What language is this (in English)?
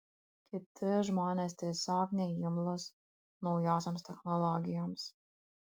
Lithuanian